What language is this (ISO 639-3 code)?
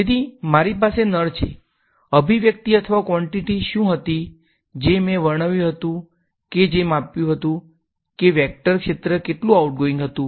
guj